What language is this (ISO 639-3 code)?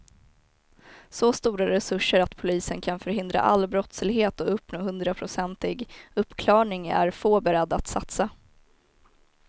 swe